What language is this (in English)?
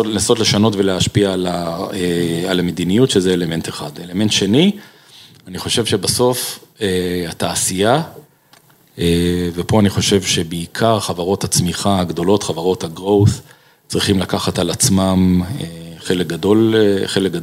Hebrew